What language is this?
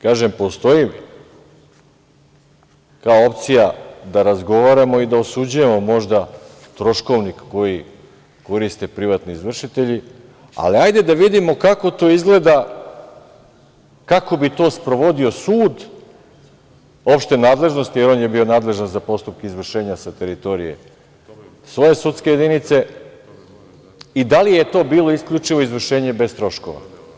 Serbian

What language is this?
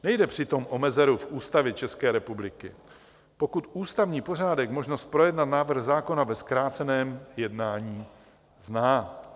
Czech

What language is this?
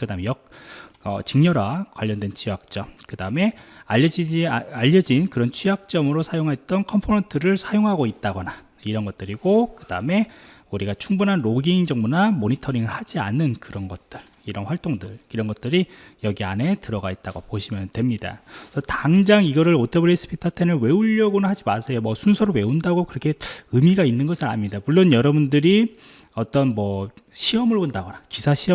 Korean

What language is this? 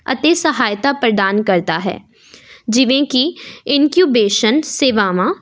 Punjabi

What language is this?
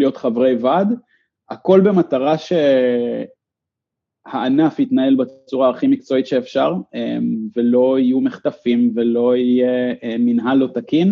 Hebrew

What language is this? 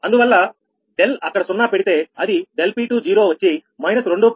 Telugu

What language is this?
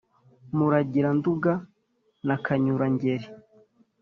Kinyarwanda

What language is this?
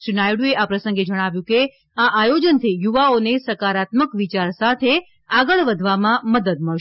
Gujarati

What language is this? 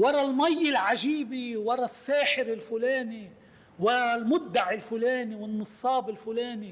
Arabic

